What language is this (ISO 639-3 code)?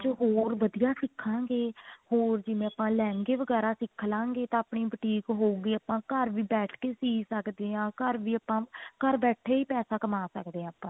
pan